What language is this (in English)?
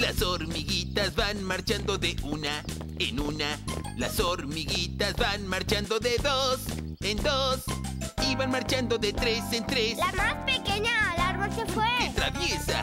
Spanish